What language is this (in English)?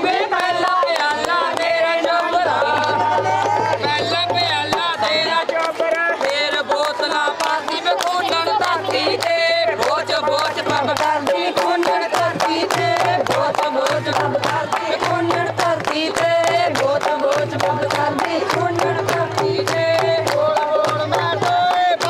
Punjabi